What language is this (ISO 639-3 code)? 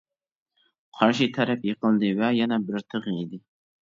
uig